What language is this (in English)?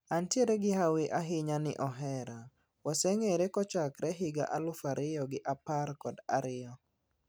Luo (Kenya and Tanzania)